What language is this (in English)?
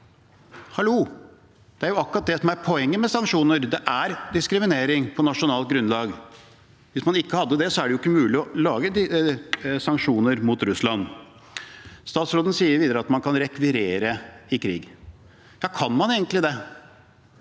Norwegian